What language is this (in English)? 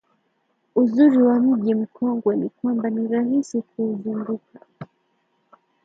Swahili